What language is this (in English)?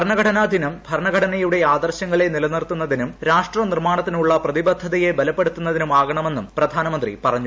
Malayalam